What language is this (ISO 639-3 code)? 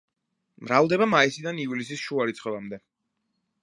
kat